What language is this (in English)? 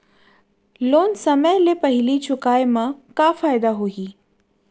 Chhattisgarhi